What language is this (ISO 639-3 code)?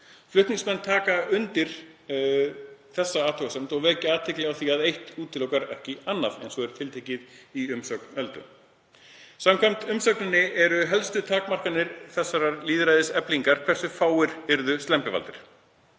isl